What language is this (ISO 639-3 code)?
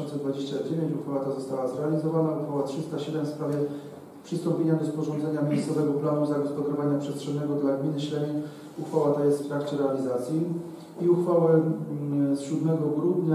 pol